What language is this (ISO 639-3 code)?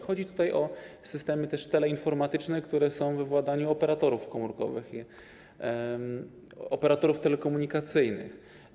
pol